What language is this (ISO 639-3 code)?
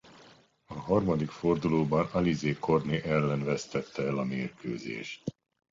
hun